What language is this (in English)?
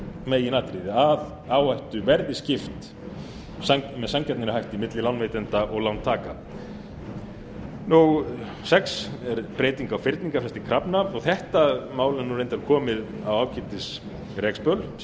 Icelandic